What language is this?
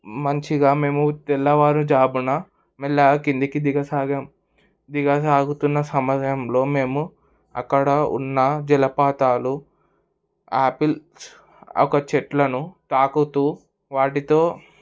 Telugu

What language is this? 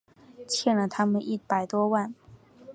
Chinese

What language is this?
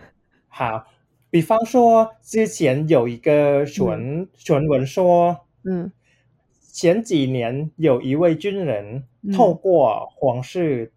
Chinese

